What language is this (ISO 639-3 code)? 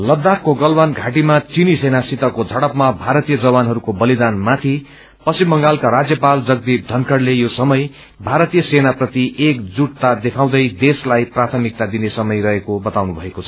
nep